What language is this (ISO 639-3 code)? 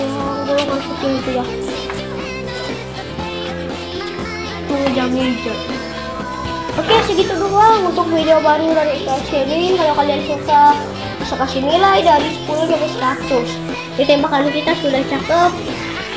ind